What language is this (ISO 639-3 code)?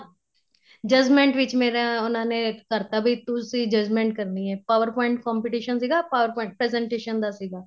pan